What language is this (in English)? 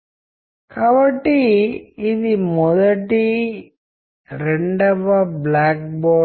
Telugu